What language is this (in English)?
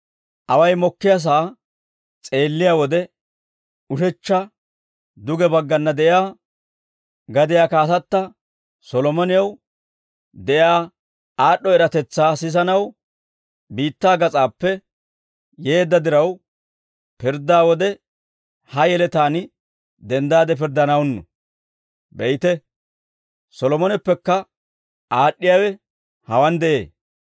Dawro